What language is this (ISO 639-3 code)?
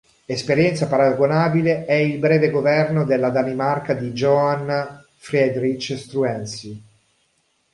ita